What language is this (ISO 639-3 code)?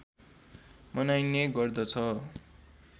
nep